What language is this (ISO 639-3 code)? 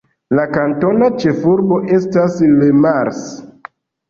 epo